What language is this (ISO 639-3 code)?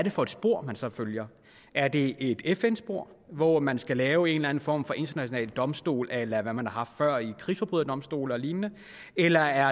dan